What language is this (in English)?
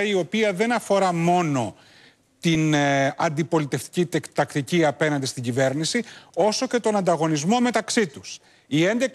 Greek